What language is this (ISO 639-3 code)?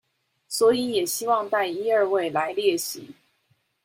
zho